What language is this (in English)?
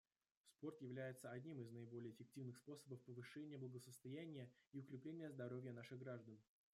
Russian